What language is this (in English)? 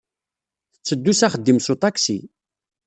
Kabyle